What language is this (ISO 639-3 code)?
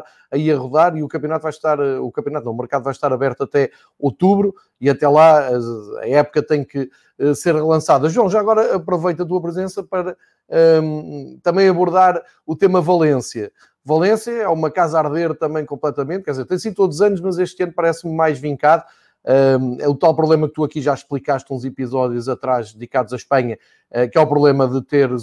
por